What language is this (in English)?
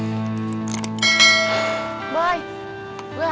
Indonesian